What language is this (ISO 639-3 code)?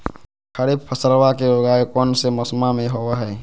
mag